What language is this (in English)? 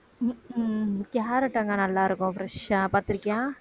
Tamil